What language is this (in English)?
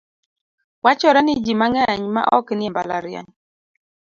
Luo (Kenya and Tanzania)